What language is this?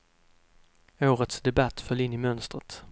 Swedish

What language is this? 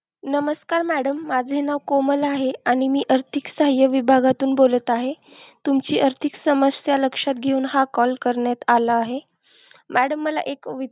Marathi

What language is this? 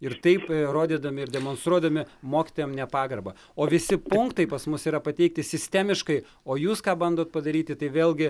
Lithuanian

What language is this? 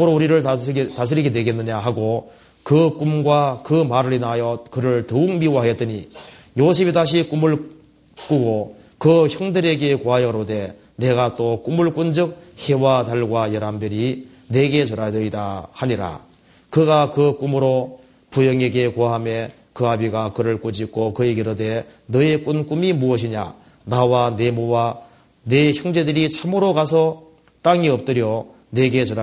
Korean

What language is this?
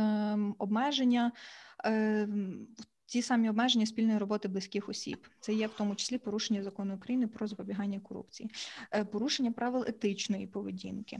Ukrainian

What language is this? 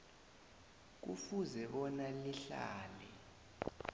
South Ndebele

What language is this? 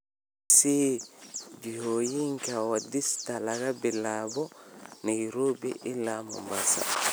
Somali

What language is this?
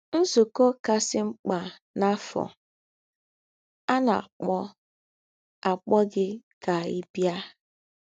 Igbo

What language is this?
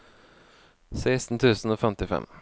Norwegian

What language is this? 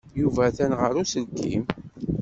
Kabyle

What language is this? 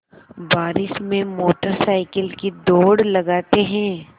Hindi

